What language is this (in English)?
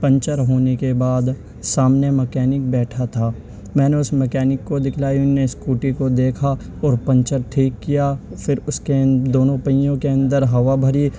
Urdu